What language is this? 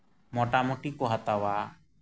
Santali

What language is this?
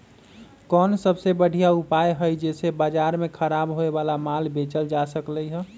Magahi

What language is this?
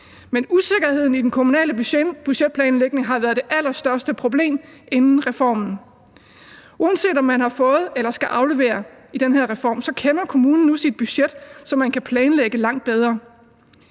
Danish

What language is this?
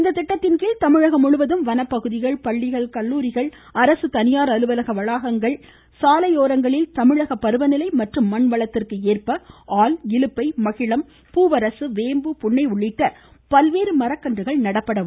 Tamil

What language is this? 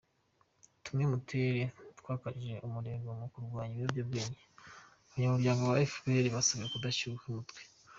Kinyarwanda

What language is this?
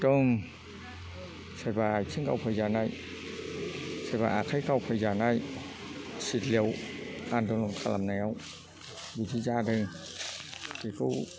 Bodo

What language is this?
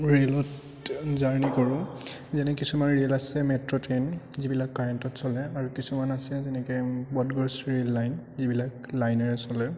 Assamese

